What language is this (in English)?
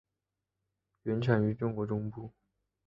Chinese